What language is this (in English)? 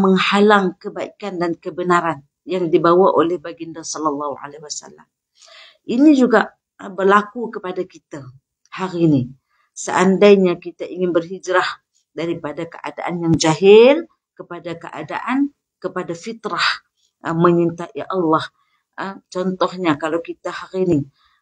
Malay